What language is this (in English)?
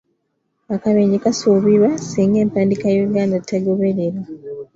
Ganda